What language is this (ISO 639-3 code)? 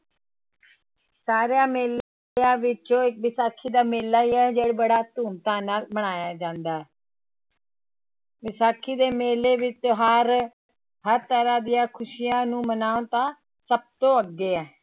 pan